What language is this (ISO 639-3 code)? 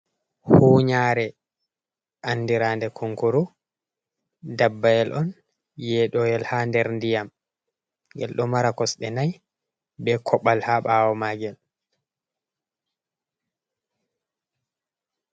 ful